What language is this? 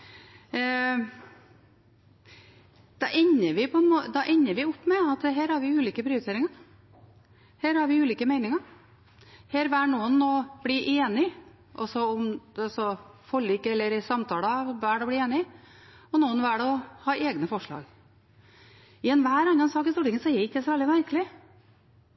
Norwegian Bokmål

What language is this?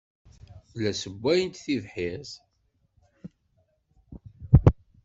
Kabyle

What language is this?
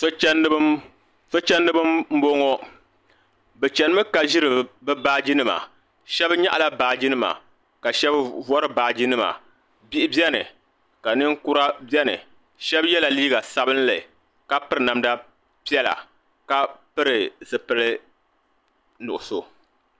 Dagbani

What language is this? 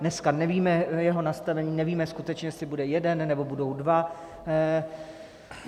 Czech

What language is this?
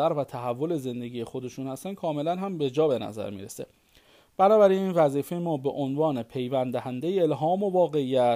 Persian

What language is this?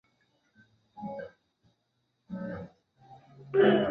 Chinese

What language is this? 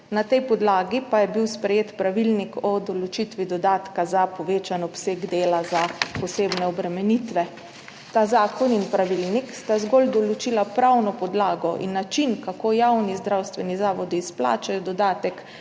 Slovenian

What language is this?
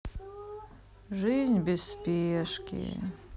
Russian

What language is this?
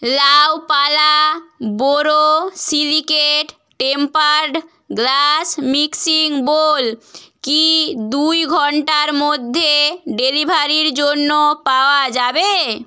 Bangla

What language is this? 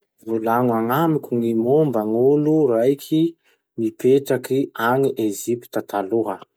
Masikoro Malagasy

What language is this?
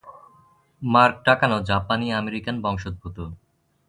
Bangla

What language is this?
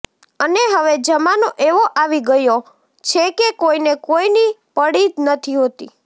Gujarati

